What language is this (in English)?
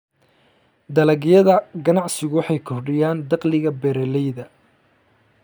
Somali